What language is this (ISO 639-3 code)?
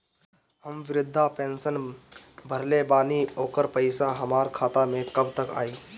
bho